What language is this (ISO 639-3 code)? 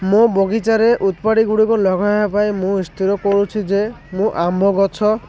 ori